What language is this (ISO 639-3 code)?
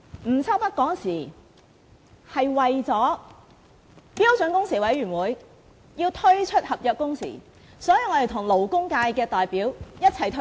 yue